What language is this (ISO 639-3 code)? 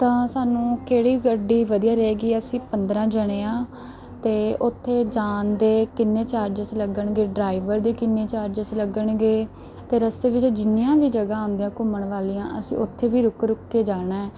pan